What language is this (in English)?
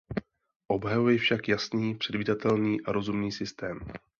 Czech